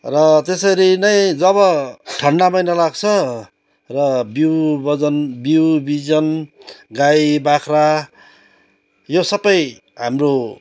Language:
Nepali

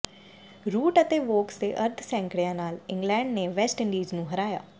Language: Punjabi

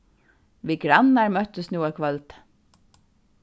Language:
Faroese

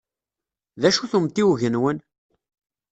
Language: Kabyle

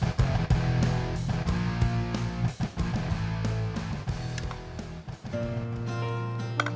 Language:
Indonesian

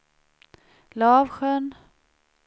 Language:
Swedish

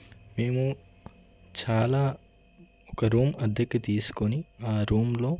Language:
Telugu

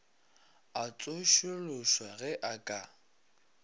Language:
Northern Sotho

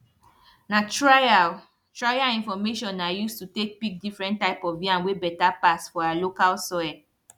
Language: Nigerian Pidgin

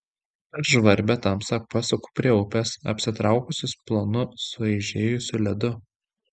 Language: Lithuanian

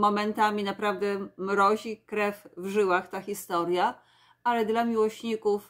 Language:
Polish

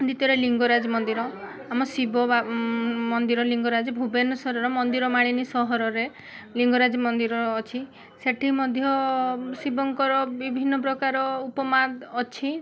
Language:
Odia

